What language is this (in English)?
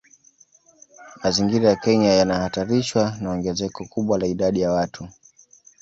Swahili